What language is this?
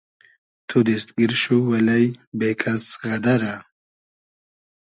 Hazaragi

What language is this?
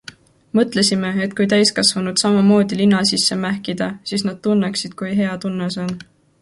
Estonian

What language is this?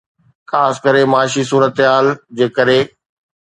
Sindhi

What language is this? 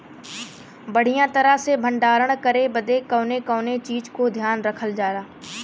Bhojpuri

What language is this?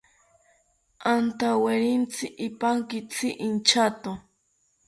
South Ucayali Ashéninka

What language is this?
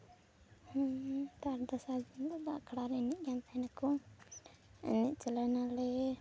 Santali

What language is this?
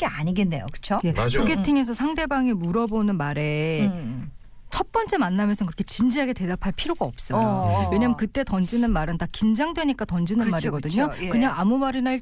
Korean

